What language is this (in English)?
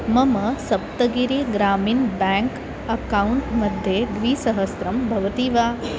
Sanskrit